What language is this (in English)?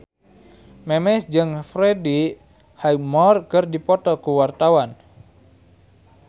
Sundanese